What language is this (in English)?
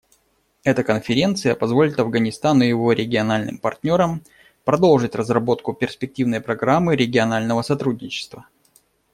Russian